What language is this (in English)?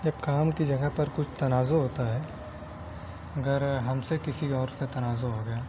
Urdu